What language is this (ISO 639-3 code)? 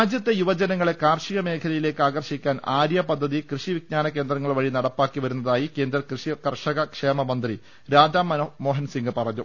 mal